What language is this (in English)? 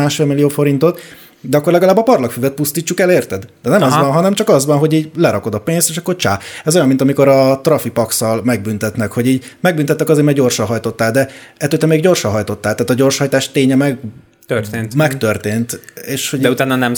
Hungarian